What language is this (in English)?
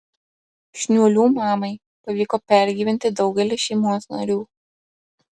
Lithuanian